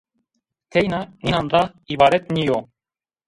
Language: Zaza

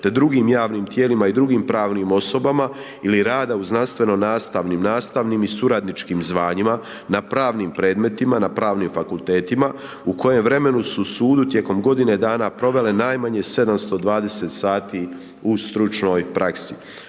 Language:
Croatian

